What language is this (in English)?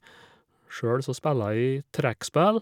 Norwegian